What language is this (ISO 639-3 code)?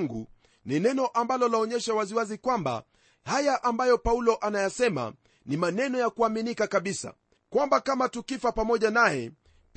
swa